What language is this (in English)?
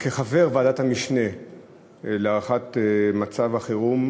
Hebrew